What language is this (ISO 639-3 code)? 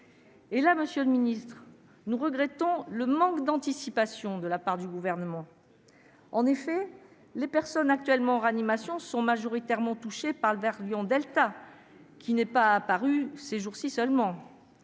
fra